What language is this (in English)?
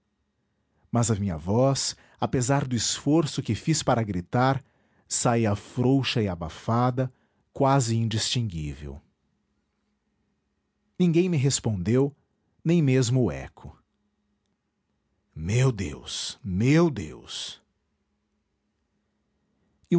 Portuguese